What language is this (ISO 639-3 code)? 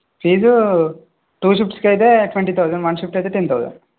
tel